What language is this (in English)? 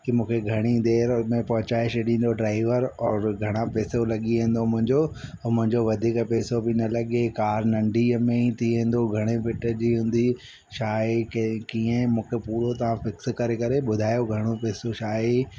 Sindhi